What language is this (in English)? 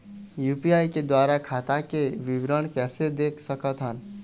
Chhattisgarhi